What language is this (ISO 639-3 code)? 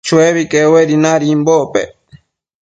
mcf